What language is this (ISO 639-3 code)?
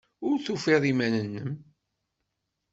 kab